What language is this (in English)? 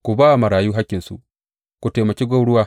Hausa